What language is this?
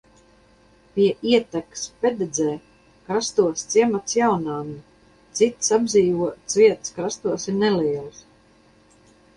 Latvian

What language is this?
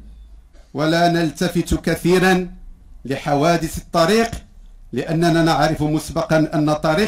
Arabic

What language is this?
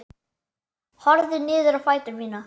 Icelandic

